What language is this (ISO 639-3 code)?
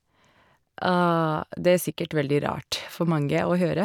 nor